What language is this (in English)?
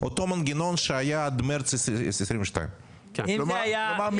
Hebrew